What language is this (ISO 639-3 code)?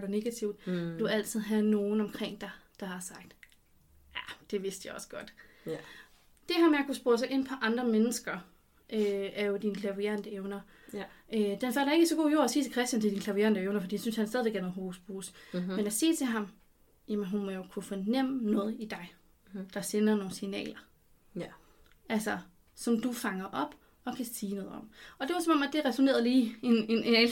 dan